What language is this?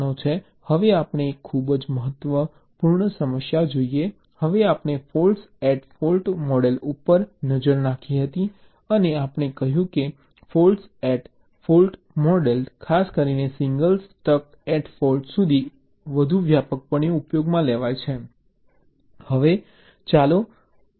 Gujarati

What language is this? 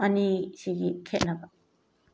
Manipuri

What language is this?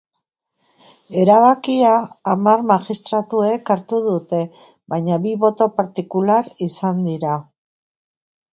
Basque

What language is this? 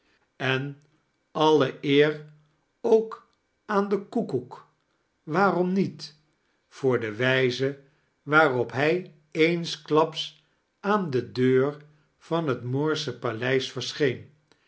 Dutch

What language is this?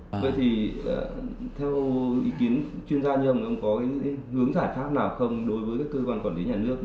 Vietnamese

